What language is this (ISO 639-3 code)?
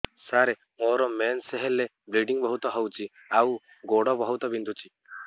ori